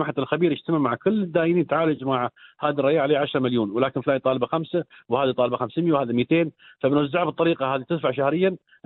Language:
Arabic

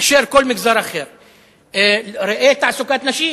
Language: Hebrew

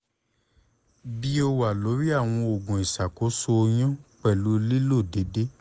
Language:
Yoruba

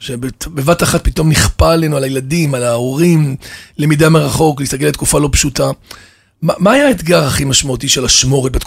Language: Hebrew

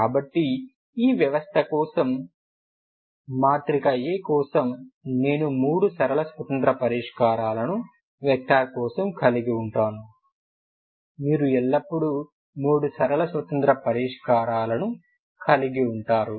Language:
Telugu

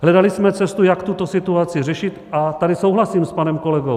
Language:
Czech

